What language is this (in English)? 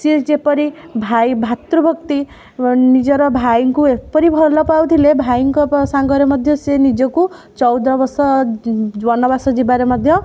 Odia